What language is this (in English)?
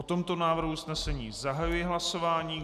Czech